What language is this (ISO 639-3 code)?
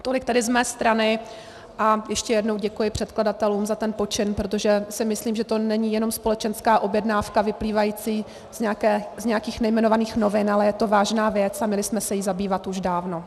ces